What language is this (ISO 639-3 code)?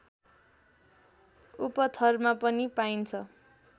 nep